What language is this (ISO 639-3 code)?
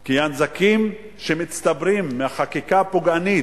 heb